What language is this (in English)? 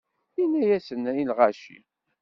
Kabyle